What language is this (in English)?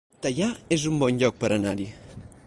Catalan